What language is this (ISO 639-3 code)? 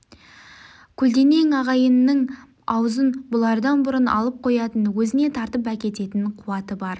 kaz